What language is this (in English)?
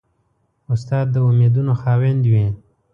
Pashto